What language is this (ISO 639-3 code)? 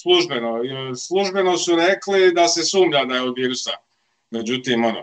hrv